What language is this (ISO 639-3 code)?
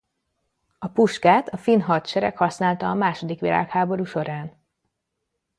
hun